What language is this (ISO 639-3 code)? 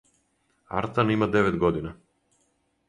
srp